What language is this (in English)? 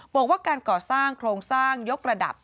Thai